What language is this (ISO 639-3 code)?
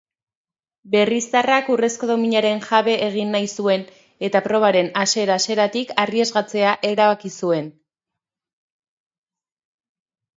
eus